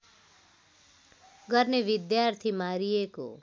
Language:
Nepali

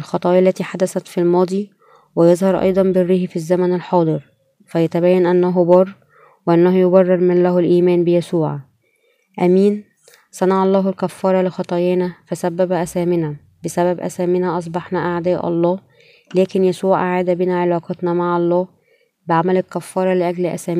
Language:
Arabic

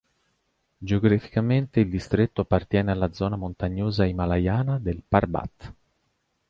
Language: Italian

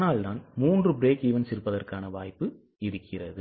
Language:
Tamil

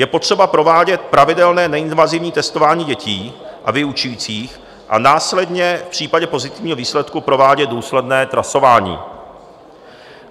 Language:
Czech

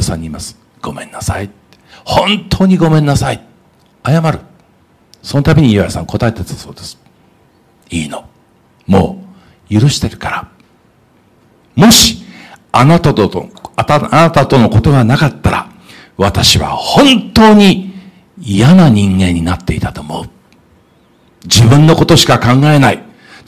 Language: Japanese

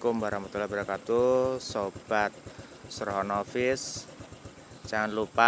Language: Indonesian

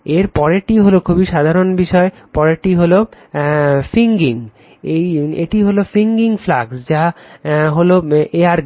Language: Bangla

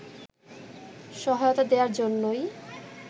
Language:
Bangla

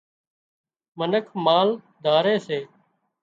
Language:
Wadiyara Koli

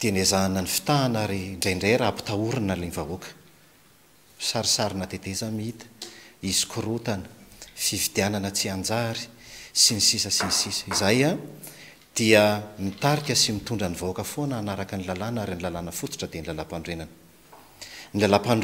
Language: Romanian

